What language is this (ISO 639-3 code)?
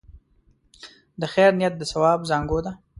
pus